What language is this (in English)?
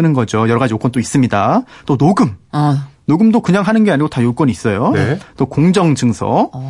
Korean